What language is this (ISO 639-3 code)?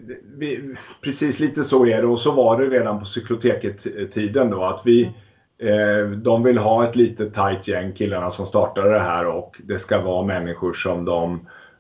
swe